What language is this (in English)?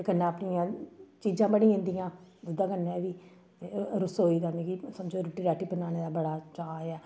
Dogri